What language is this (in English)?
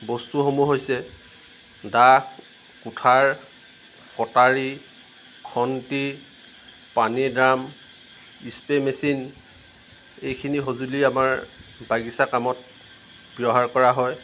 Assamese